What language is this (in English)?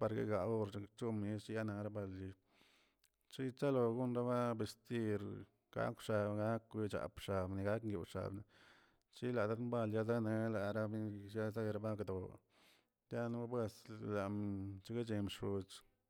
Tilquiapan Zapotec